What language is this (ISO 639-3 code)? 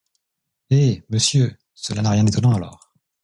fra